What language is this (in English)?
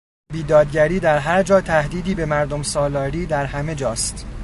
Persian